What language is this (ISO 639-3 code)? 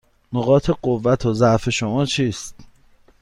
fas